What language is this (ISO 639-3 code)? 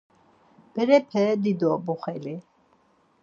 lzz